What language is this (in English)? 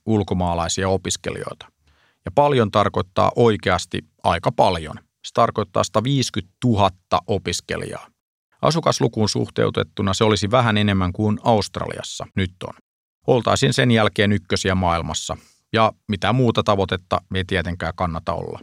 Finnish